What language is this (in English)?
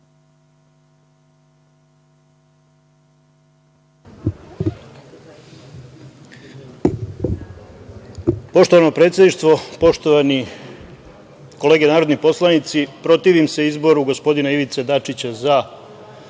Serbian